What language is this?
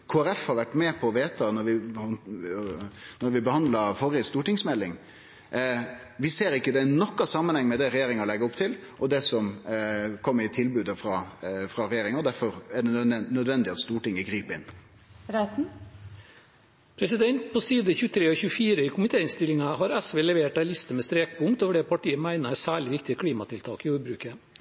Norwegian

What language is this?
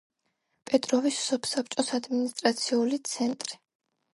Georgian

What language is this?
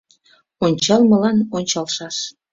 Mari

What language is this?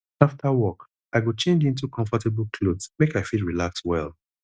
Nigerian Pidgin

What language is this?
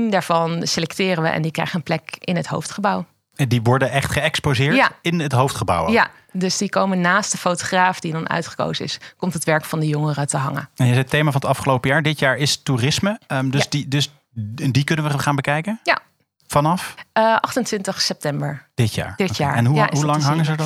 Dutch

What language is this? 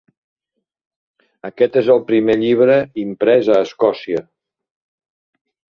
Catalan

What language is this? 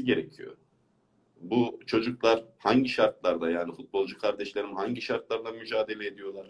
Turkish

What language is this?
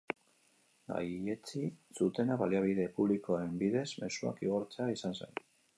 Basque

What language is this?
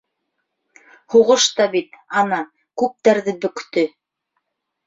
Bashkir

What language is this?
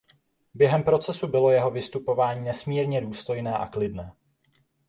Czech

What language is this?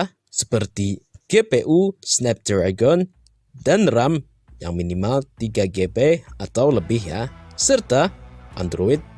Indonesian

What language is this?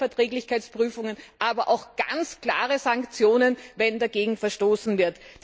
German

